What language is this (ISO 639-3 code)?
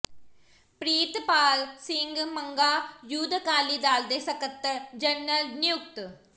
pan